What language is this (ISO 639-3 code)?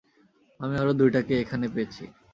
ben